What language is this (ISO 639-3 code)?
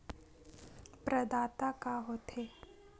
hne